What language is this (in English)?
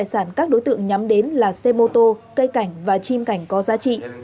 Vietnamese